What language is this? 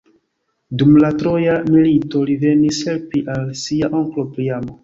Esperanto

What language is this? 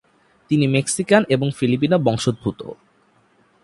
Bangla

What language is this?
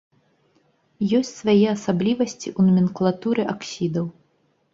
Belarusian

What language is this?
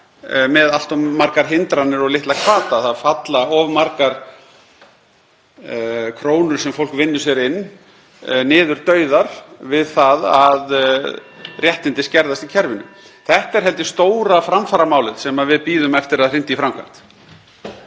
Icelandic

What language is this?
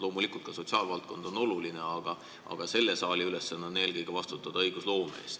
Estonian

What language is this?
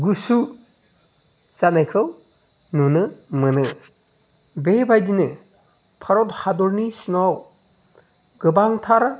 Bodo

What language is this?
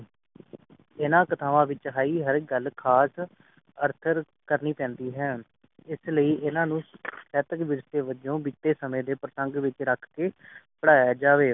Punjabi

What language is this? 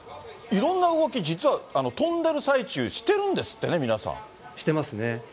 Japanese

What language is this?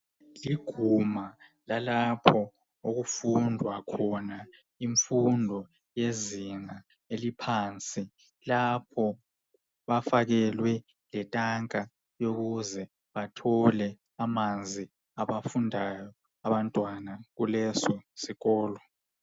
North Ndebele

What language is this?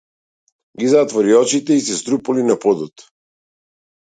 Macedonian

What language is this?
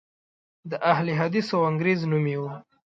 Pashto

